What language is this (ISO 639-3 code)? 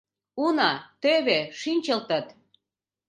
chm